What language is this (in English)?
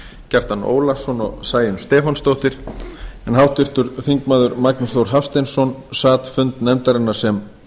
Icelandic